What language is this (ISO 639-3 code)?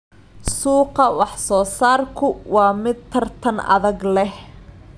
som